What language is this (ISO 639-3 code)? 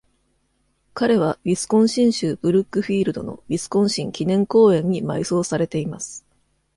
jpn